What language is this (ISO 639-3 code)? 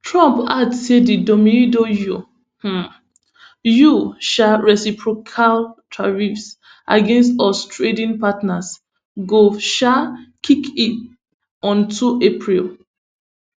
pcm